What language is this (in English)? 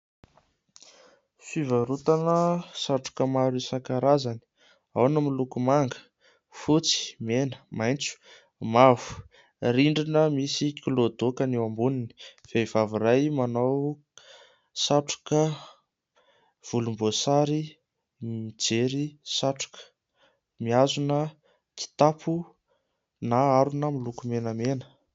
Malagasy